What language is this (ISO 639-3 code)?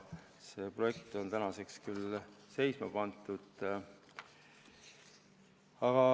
est